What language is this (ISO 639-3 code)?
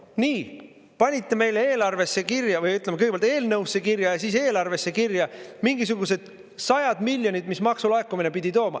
est